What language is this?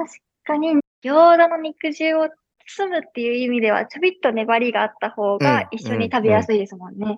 Japanese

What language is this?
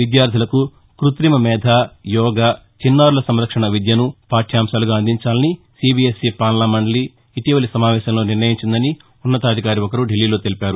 Telugu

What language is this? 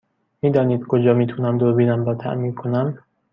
Persian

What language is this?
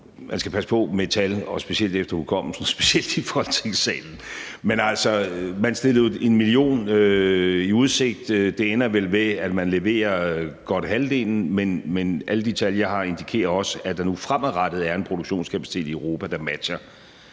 Danish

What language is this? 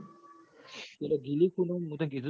Gujarati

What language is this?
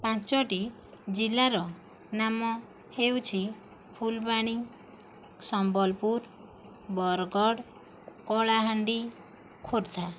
Odia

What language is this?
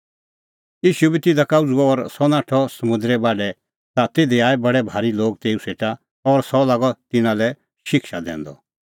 Kullu Pahari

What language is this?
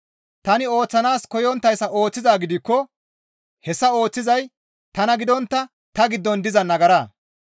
Gamo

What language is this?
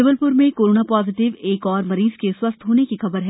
Hindi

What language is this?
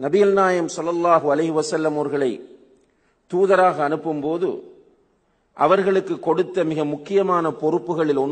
Arabic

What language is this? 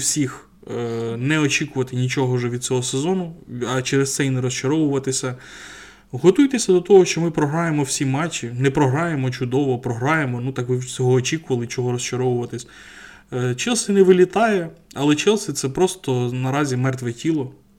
Ukrainian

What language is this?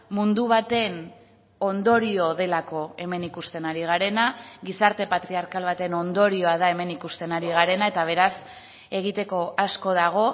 Basque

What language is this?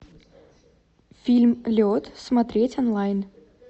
Russian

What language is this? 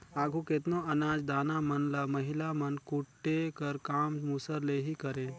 Chhattisgarhi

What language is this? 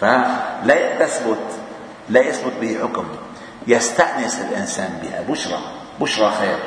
Arabic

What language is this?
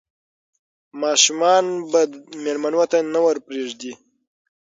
Pashto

